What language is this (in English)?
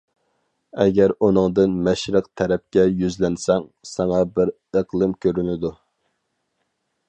Uyghur